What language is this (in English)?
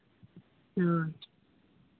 Santali